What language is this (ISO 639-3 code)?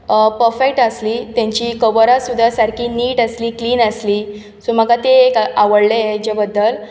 kok